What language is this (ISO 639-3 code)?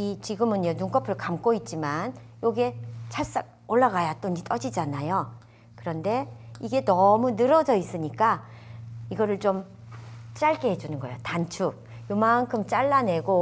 kor